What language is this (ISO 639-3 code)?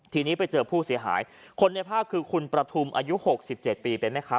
tha